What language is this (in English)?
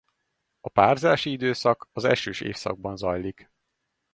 Hungarian